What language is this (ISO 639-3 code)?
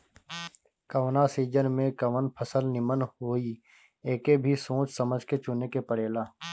bho